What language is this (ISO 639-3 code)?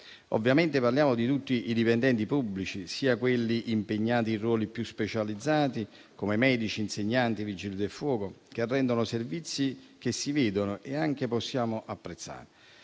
ita